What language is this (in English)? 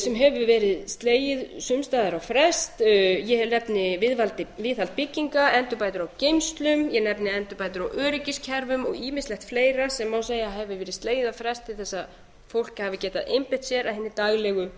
Icelandic